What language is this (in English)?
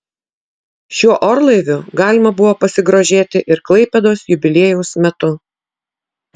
Lithuanian